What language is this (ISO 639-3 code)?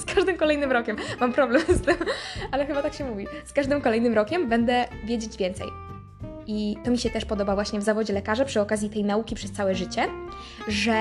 pol